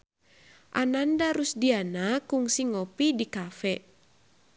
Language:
Sundanese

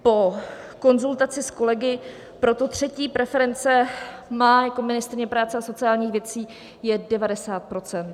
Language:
Czech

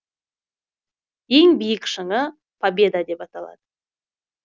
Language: Kazakh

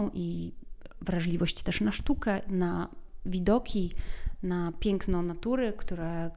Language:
Polish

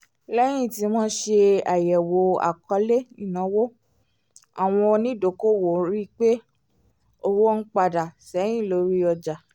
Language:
Yoruba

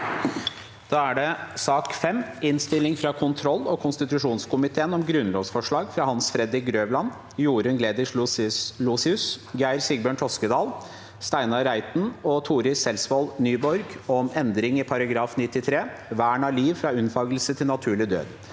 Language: Norwegian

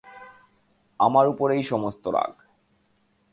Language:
Bangla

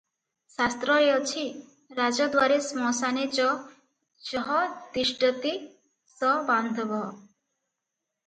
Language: Odia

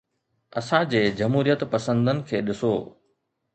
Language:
Sindhi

